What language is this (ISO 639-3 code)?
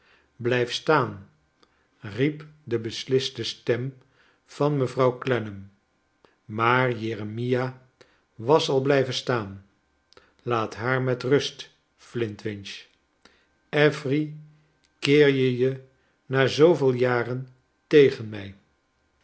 nld